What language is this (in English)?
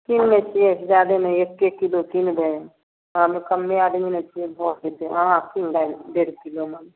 Maithili